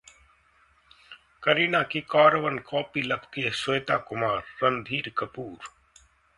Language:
Hindi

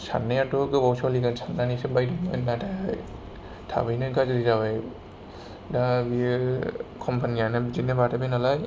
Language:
Bodo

